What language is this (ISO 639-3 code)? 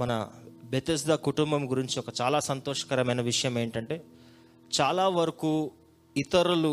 tel